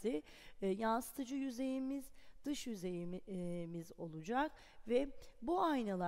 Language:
Turkish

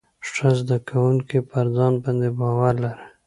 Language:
Pashto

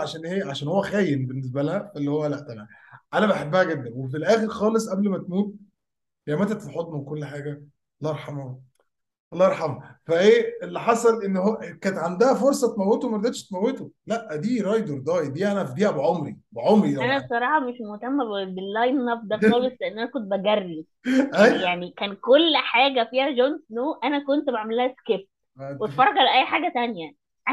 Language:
Arabic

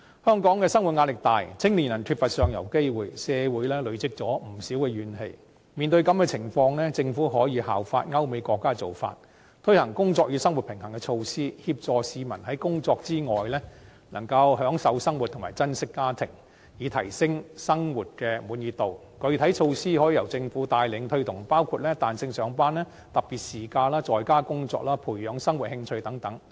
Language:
Cantonese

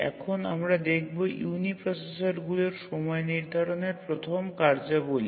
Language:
Bangla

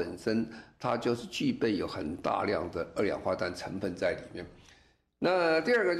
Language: Chinese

